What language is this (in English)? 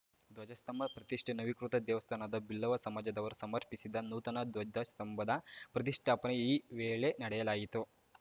Kannada